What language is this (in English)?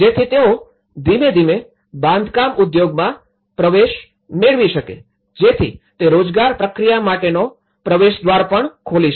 Gujarati